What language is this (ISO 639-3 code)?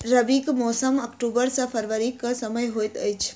mai